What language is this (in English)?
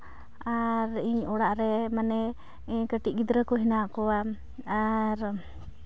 Santali